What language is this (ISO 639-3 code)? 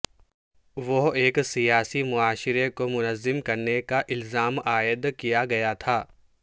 urd